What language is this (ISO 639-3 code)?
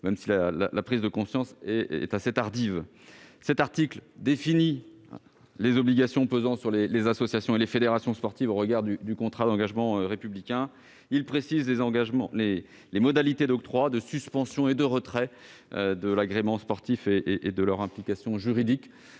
fra